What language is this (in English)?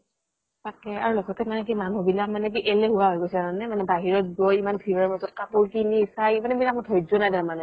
Assamese